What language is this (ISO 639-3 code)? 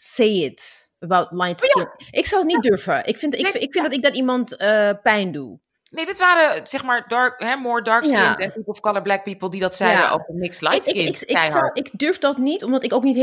nld